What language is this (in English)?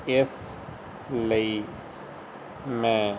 Punjabi